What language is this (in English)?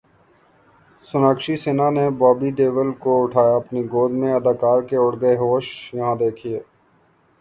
Urdu